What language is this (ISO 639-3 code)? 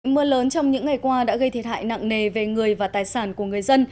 vie